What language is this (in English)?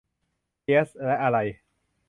Thai